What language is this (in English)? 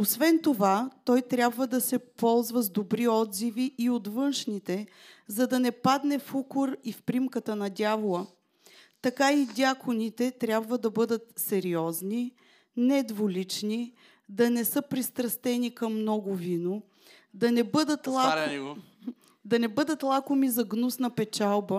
Bulgarian